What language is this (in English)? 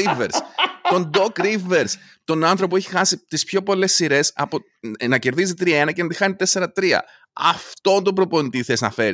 Greek